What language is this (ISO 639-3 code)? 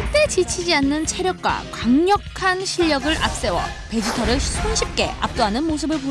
kor